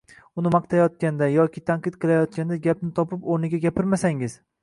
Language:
Uzbek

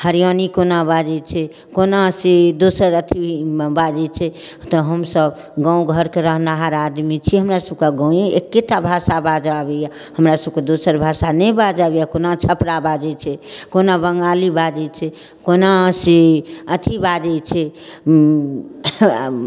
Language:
Maithili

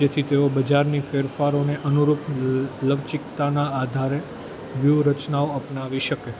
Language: Gujarati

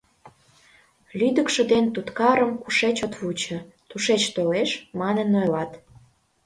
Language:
Mari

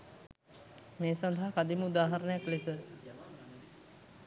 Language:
Sinhala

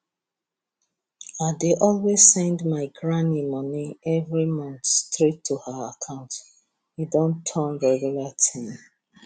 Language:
Nigerian Pidgin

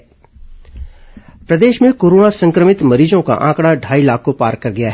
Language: Hindi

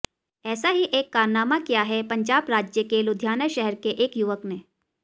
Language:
Hindi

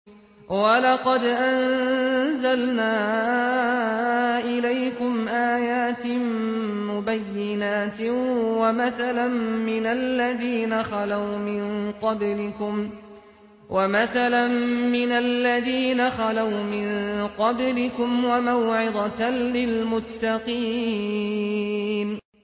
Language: Arabic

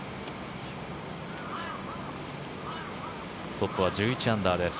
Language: Japanese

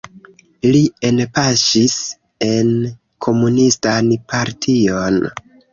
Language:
Esperanto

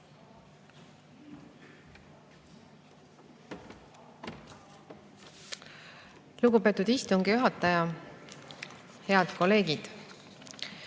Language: Estonian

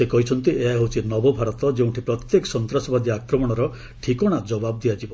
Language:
Odia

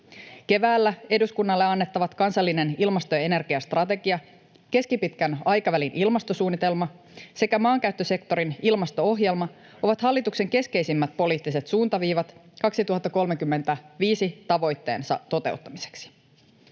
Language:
Finnish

